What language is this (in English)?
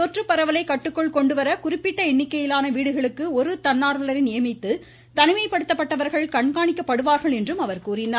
Tamil